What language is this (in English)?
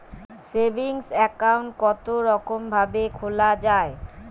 Bangla